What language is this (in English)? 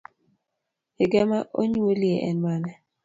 Luo (Kenya and Tanzania)